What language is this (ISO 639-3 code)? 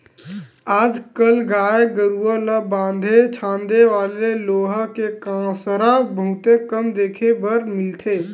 hne